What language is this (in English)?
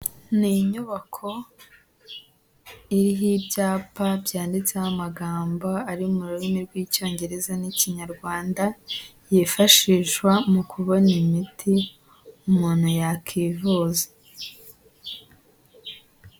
Kinyarwanda